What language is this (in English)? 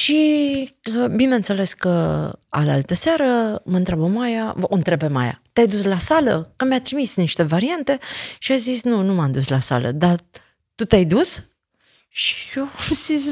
Romanian